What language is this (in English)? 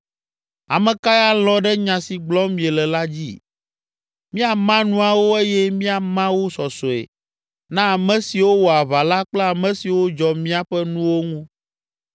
Ewe